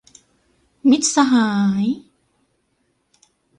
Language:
Thai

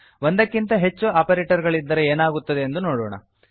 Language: Kannada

